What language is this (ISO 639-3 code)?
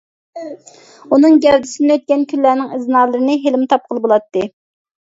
uig